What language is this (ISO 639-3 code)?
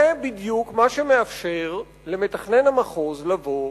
heb